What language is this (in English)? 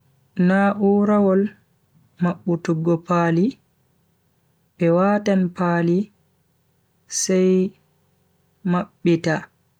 Bagirmi Fulfulde